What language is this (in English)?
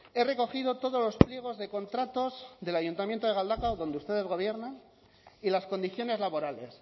Spanish